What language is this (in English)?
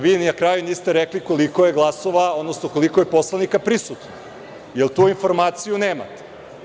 Serbian